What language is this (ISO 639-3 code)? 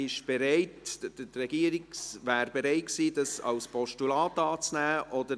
gsw